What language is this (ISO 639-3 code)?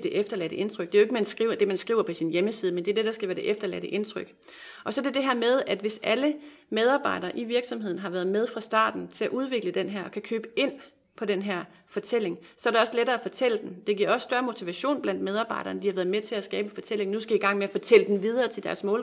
dan